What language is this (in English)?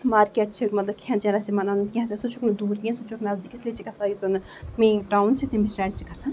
Kashmiri